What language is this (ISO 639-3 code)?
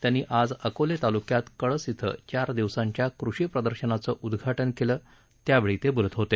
mar